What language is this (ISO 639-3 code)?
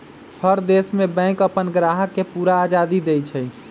mag